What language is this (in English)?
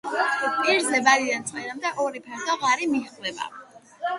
Georgian